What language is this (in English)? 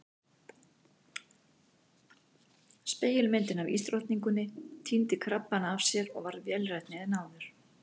Icelandic